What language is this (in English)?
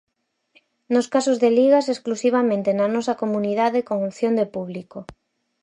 Galician